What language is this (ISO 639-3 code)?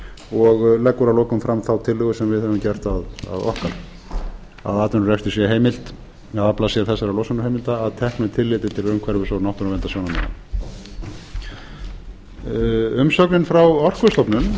isl